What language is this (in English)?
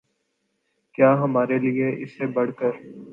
Urdu